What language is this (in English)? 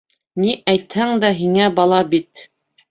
Bashkir